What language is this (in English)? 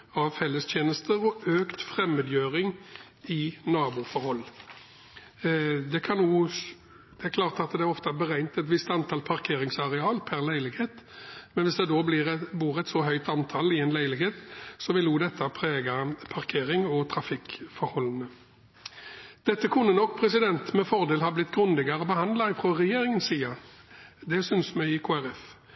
Norwegian Bokmål